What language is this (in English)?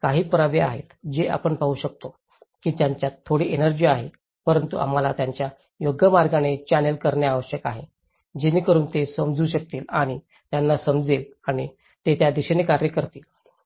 Marathi